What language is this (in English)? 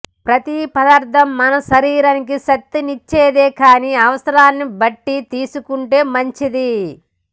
Telugu